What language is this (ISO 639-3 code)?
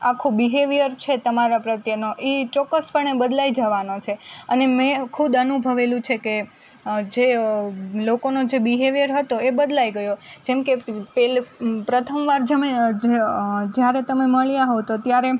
guj